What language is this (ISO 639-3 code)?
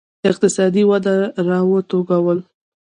pus